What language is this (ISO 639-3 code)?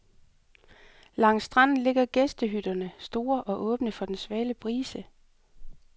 dan